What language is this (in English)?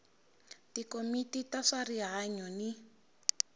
Tsonga